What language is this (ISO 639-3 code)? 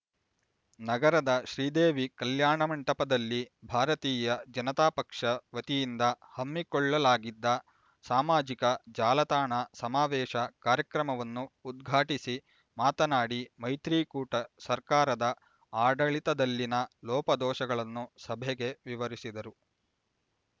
kan